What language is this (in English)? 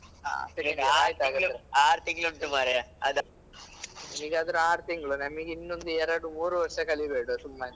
Kannada